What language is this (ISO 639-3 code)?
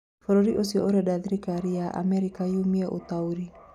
kik